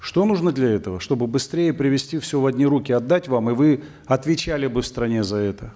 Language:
Kazakh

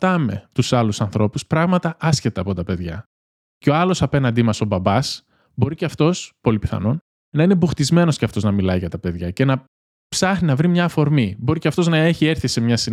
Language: Greek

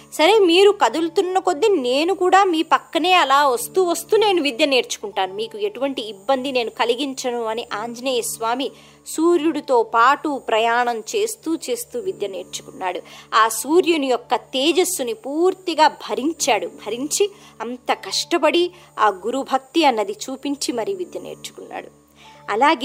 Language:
Telugu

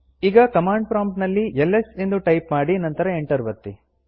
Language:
Kannada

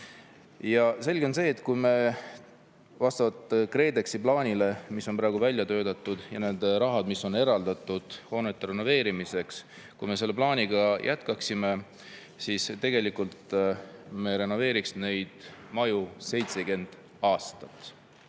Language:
Estonian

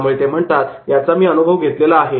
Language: Marathi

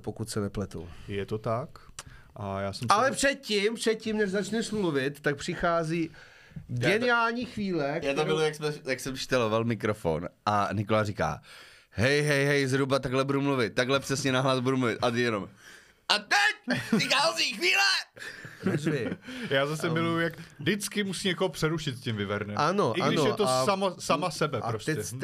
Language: Czech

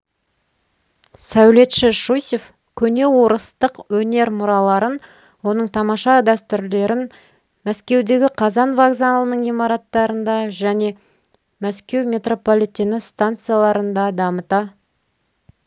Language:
Kazakh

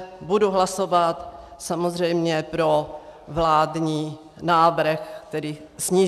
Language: Czech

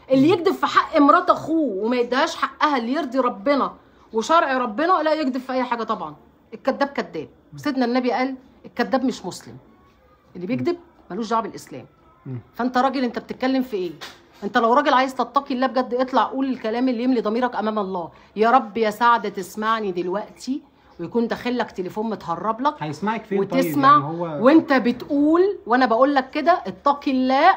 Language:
Arabic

